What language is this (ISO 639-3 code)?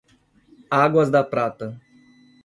por